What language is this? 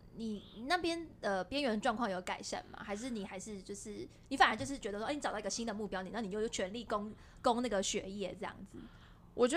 Chinese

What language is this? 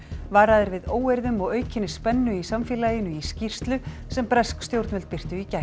Icelandic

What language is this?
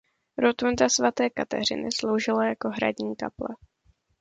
Czech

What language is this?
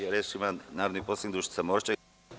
Serbian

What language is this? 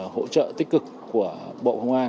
Vietnamese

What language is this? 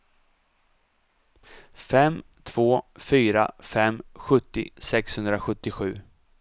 Swedish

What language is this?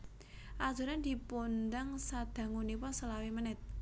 Javanese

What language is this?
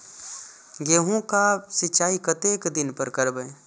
Maithili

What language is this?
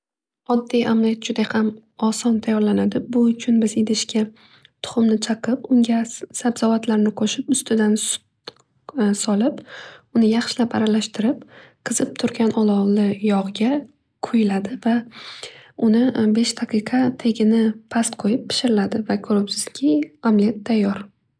Uzbek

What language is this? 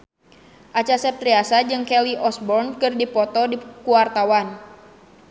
Sundanese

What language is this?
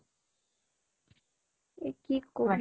Assamese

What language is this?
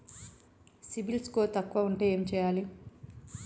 Telugu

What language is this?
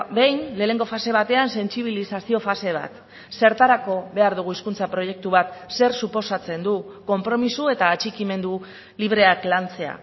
Basque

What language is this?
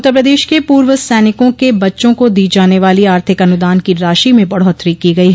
Hindi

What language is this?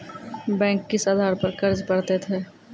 Maithili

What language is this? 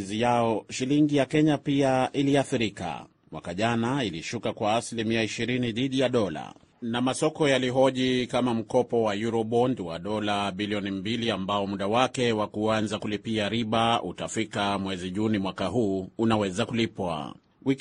Swahili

